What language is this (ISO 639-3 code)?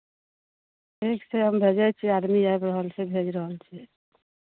mai